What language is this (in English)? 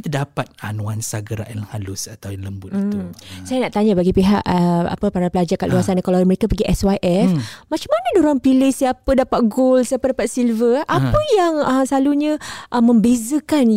Malay